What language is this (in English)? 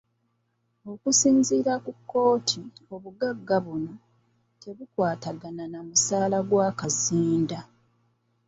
Ganda